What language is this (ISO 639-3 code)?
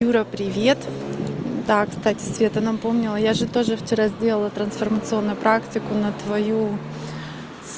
rus